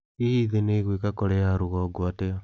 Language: Kikuyu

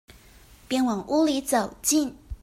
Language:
Chinese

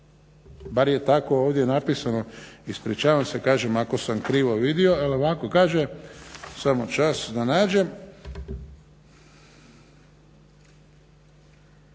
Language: Croatian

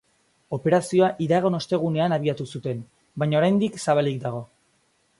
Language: Basque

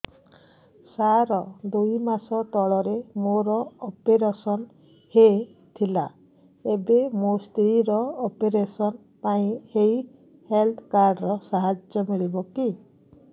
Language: Odia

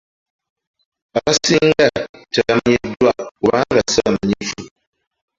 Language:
Ganda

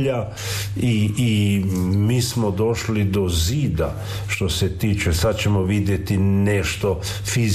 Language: Croatian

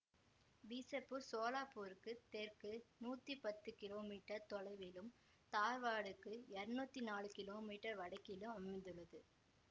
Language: Tamil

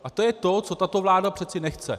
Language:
Czech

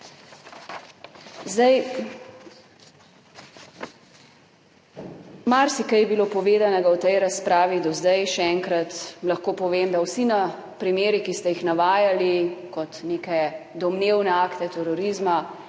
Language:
Slovenian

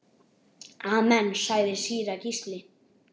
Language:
Icelandic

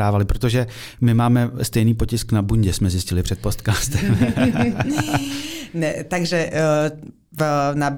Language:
Czech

